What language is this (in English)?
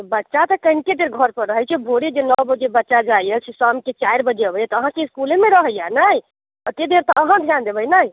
Maithili